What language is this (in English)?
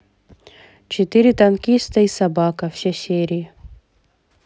Russian